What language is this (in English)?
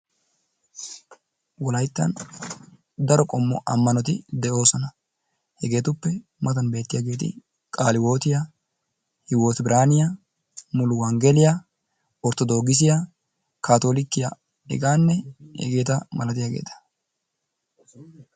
Wolaytta